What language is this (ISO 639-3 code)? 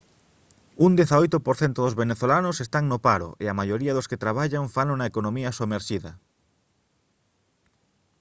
glg